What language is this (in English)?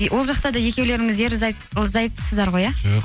Kazakh